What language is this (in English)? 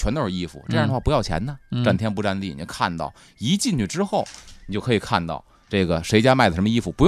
Chinese